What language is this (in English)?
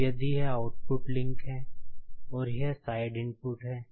Hindi